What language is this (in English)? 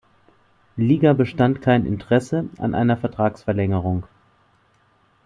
German